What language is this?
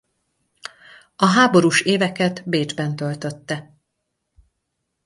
Hungarian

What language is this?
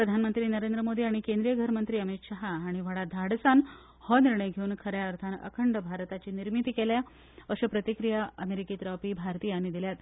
Konkani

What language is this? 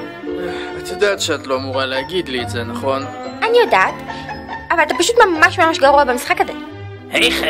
Hebrew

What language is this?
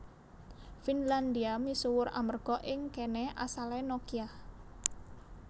Javanese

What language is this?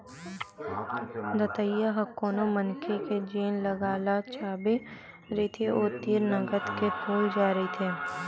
Chhattisgarhi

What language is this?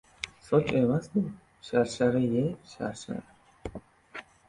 Uzbek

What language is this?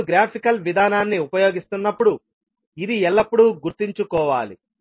Telugu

